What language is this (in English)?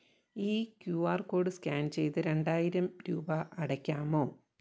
Malayalam